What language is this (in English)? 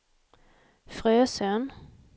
Swedish